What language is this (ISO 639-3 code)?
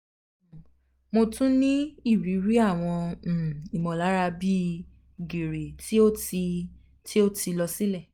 yor